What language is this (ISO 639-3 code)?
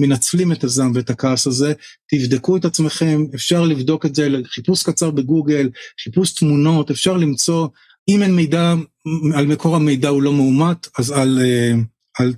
heb